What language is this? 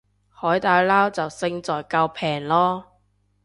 Cantonese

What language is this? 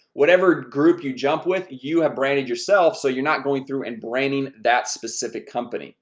English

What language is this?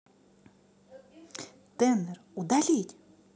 Russian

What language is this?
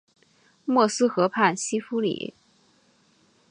Chinese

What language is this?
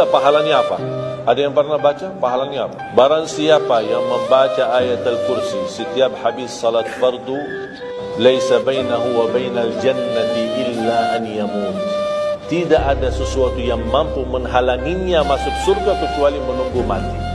Malay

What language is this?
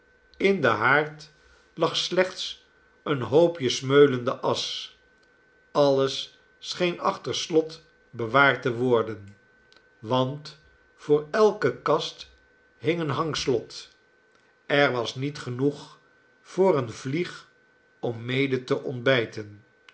Dutch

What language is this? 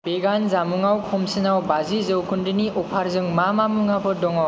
Bodo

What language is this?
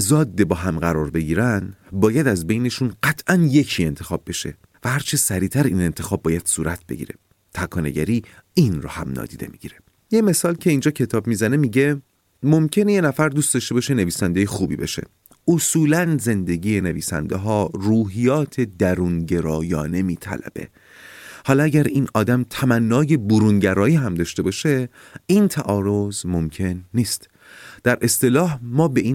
Persian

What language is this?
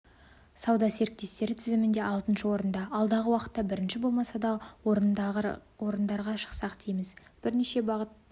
Kazakh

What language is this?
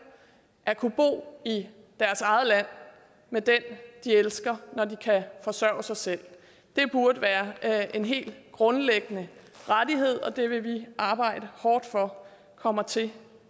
Danish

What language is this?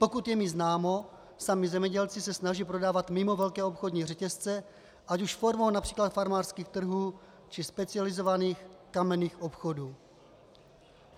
Czech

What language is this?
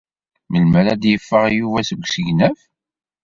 Kabyle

